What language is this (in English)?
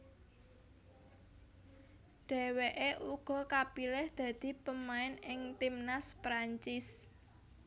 Javanese